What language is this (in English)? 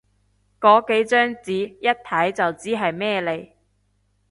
Cantonese